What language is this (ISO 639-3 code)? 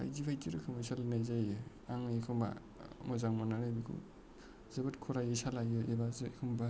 brx